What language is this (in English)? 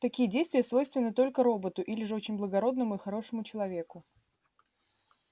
Russian